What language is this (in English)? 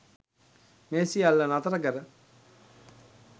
Sinhala